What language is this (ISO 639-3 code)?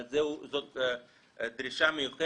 heb